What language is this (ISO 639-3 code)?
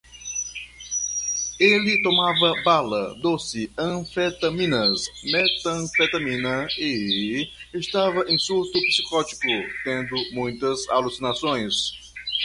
por